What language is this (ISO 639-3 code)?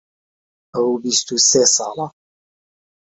ckb